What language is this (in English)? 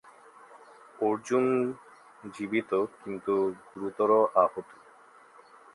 Bangla